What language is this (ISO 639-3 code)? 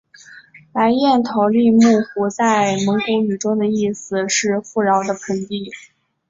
zho